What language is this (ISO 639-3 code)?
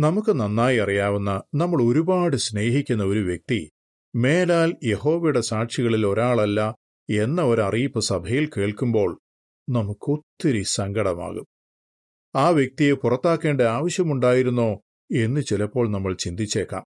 mal